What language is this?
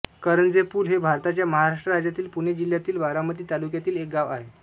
Marathi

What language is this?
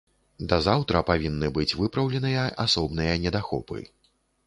Belarusian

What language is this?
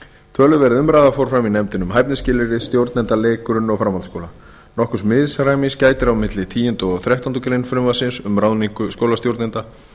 Icelandic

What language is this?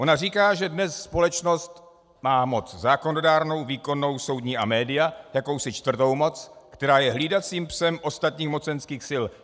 Czech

